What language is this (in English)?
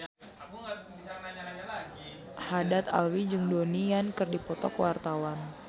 Sundanese